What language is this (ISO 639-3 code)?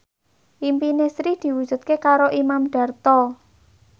jav